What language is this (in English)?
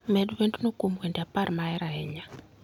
Luo (Kenya and Tanzania)